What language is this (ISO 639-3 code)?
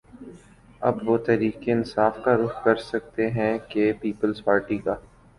urd